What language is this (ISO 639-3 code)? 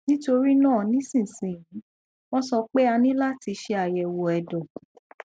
yor